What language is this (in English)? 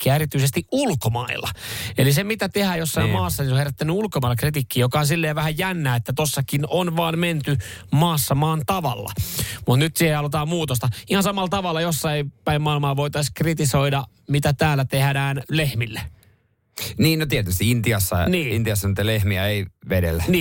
Finnish